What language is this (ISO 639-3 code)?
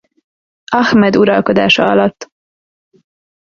hun